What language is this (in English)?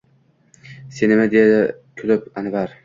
Uzbek